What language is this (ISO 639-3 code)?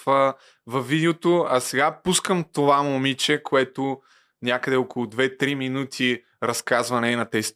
bul